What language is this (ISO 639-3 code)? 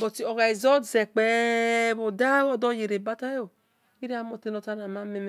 ish